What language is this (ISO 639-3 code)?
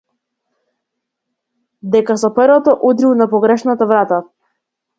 mkd